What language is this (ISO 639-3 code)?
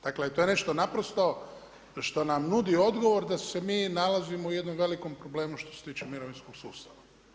hrv